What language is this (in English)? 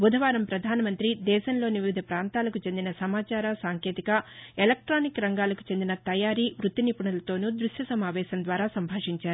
Telugu